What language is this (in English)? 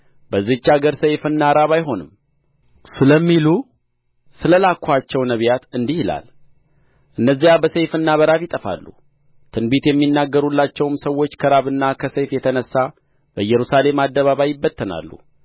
Amharic